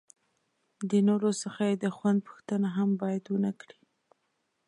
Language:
Pashto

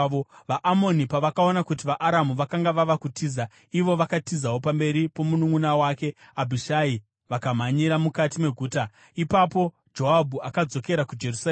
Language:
Shona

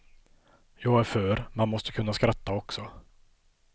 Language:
Swedish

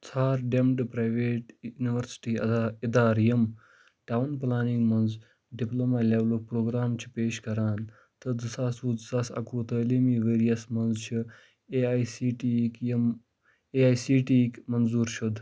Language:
Kashmiri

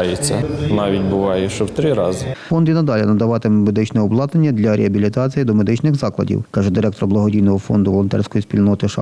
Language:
Ukrainian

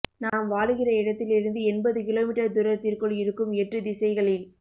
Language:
Tamil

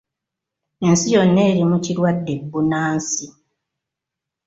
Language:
Ganda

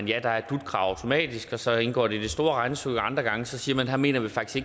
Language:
Danish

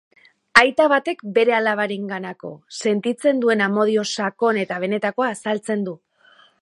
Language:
Basque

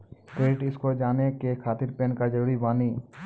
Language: Maithili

